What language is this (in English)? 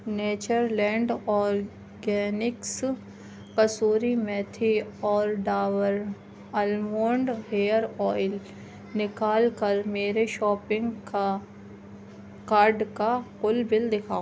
Urdu